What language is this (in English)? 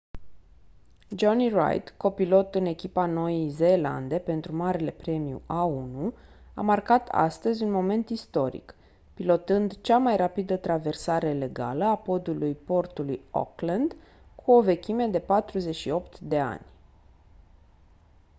Romanian